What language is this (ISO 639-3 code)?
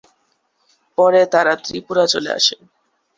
ben